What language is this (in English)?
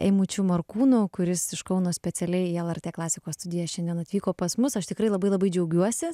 Lithuanian